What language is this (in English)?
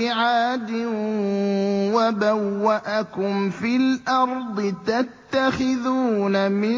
Arabic